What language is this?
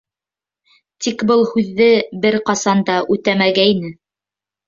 Bashkir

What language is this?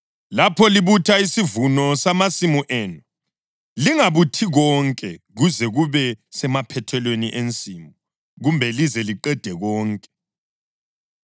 North Ndebele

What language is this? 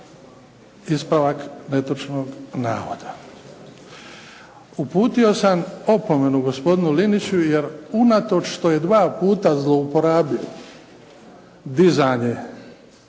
Croatian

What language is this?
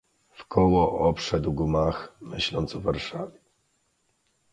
Polish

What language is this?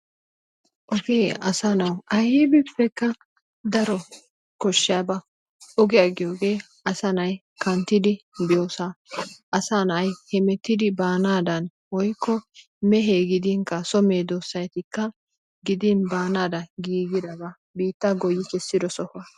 Wolaytta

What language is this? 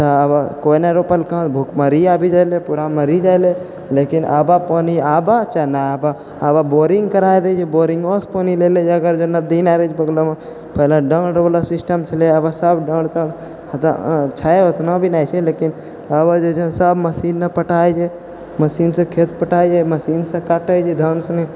Maithili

